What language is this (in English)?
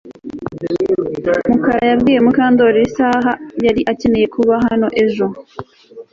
Kinyarwanda